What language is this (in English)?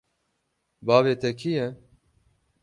Kurdish